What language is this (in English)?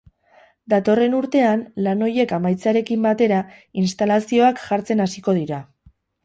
Basque